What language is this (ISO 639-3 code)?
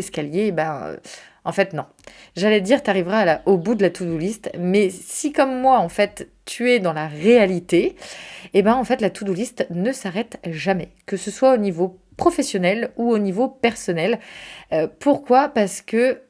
fra